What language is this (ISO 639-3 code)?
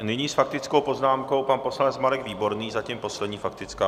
ces